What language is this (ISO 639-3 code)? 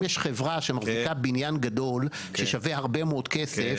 heb